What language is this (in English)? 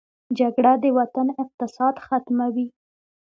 Pashto